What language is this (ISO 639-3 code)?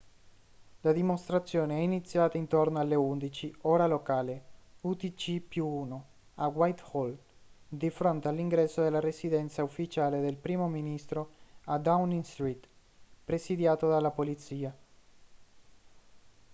ita